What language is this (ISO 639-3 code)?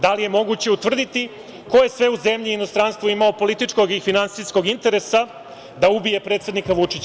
srp